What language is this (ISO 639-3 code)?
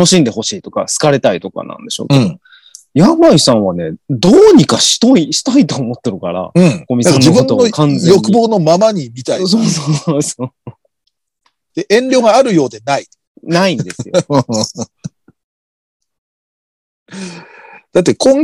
jpn